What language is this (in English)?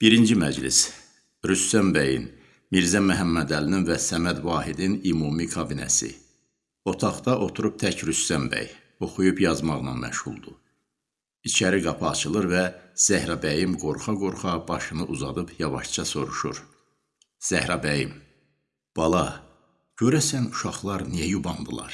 Turkish